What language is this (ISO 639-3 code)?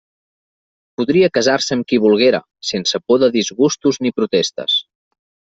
cat